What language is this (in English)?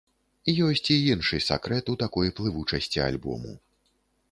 Belarusian